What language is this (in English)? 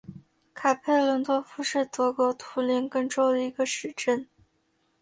Chinese